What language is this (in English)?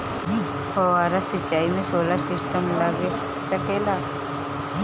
Bhojpuri